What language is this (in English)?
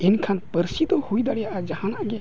Santali